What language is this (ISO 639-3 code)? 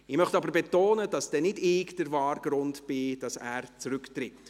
gsw